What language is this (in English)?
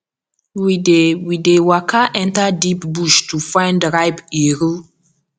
Nigerian Pidgin